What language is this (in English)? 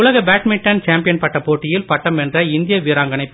Tamil